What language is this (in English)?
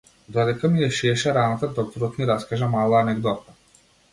Macedonian